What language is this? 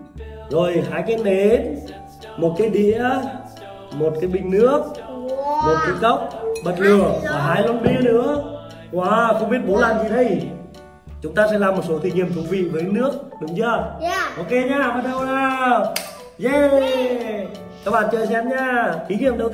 Vietnamese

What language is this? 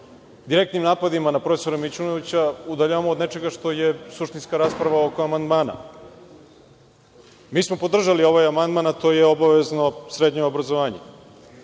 Serbian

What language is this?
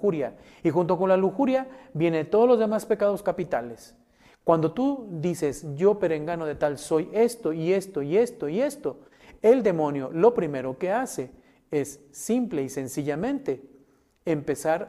Spanish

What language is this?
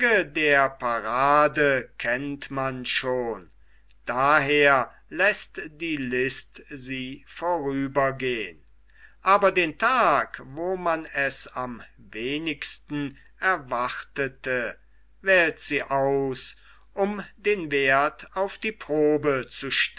German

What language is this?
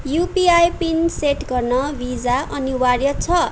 Nepali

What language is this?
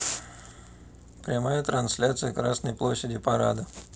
Russian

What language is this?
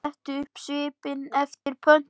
Icelandic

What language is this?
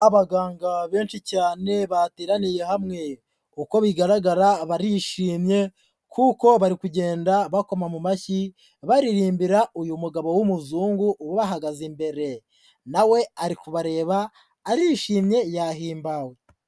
Kinyarwanda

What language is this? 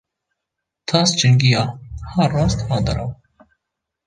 Kurdish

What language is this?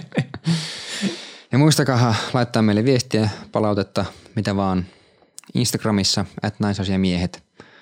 Finnish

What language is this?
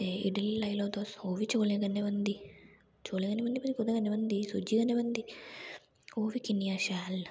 Dogri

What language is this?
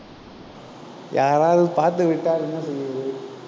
Tamil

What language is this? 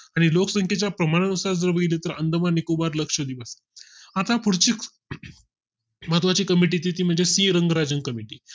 Marathi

